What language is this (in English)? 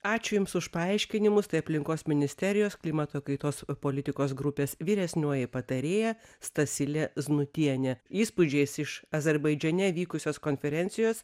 Lithuanian